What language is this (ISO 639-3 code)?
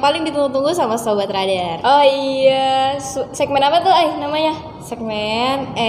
ind